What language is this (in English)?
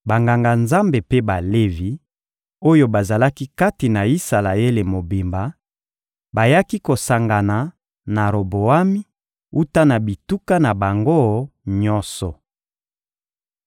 Lingala